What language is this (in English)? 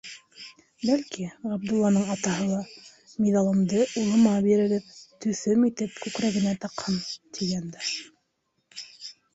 Bashkir